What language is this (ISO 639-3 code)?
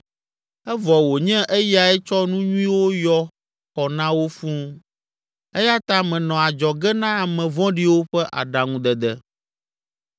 ewe